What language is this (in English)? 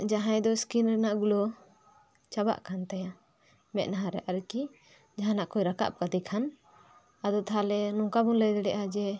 Santali